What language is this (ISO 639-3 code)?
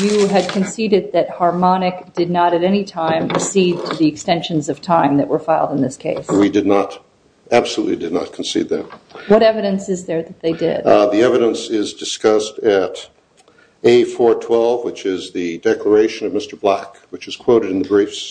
eng